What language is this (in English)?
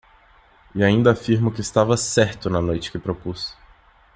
Portuguese